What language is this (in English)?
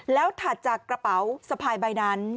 Thai